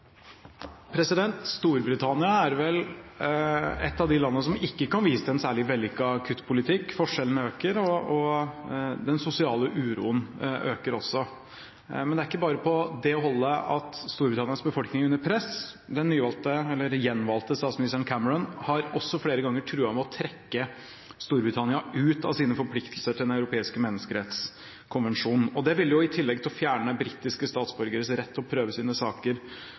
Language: Norwegian Bokmål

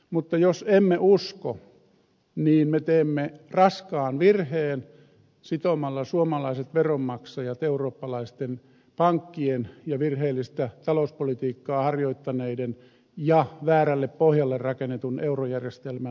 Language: Finnish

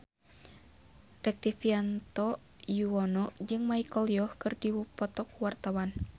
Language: Sundanese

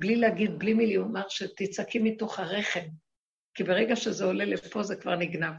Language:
Hebrew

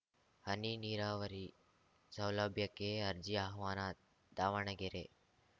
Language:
Kannada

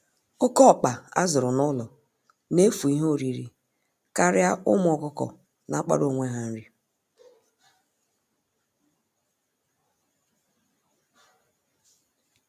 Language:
Igbo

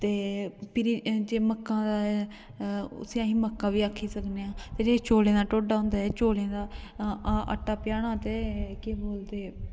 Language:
Dogri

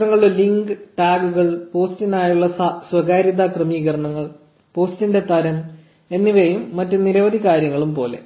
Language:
Malayalam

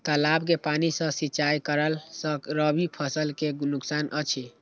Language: Maithili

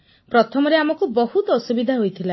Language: Odia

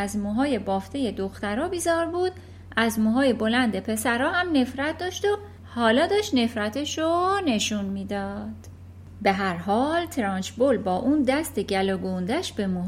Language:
Persian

